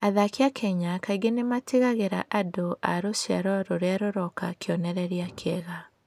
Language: Kikuyu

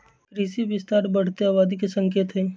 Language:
Magahi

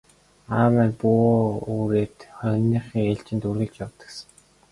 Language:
Mongolian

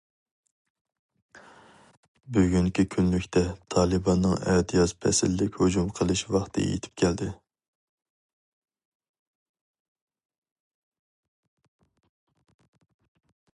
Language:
Uyghur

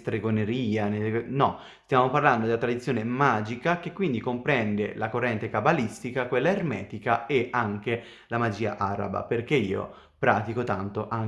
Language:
Italian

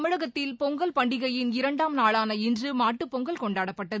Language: Tamil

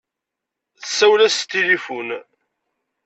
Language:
Kabyle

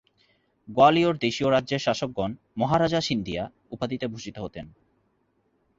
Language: Bangla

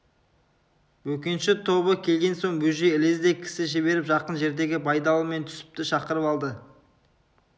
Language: Kazakh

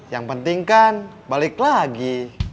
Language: Indonesian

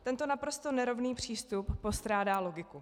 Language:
Czech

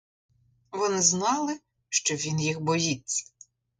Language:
Ukrainian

